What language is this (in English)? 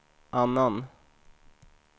Swedish